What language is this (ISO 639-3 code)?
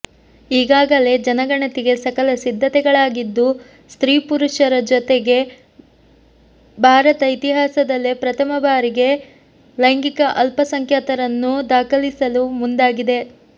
kan